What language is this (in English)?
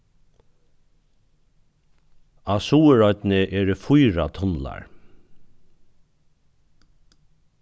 Faroese